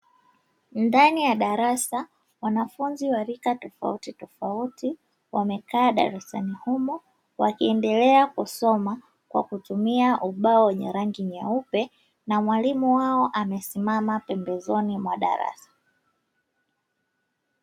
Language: Swahili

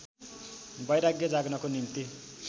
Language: Nepali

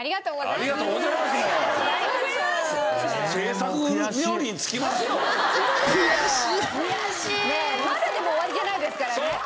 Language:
Japanese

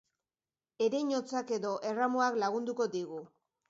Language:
Basque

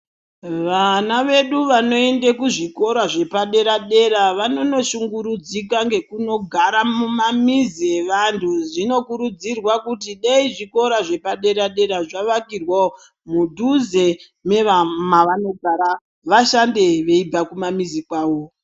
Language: Ndau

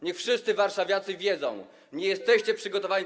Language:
Polish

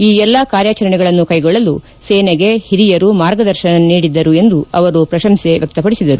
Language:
Kannada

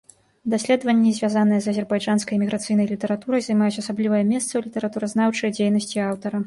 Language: Belarusian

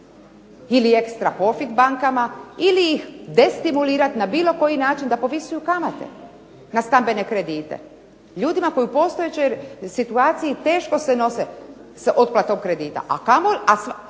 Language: Croatian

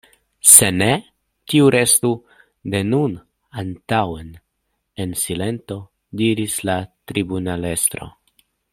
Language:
Esperanto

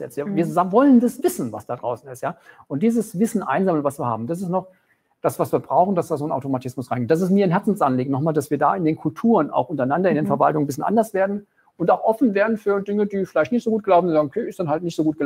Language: German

